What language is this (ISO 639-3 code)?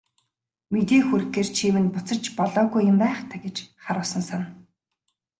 mon